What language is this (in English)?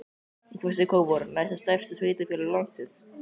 Icelandic